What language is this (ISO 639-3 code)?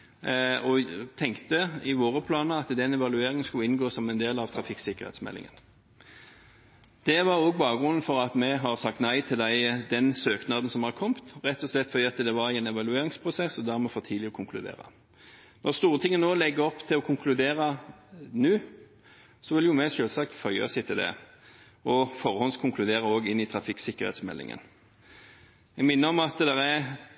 nob